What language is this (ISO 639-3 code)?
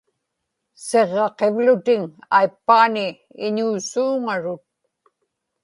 ipk